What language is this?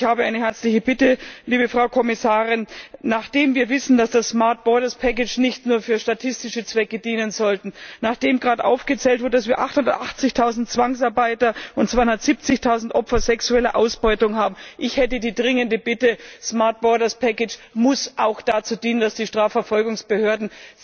German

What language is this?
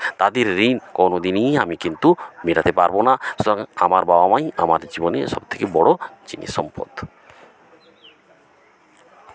Bangla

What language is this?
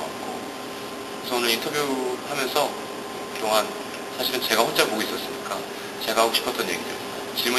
Korean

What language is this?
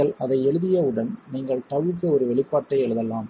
Tamil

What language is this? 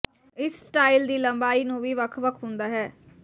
Punjabi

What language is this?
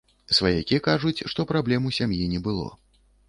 Belarusian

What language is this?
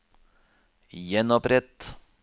Norwegian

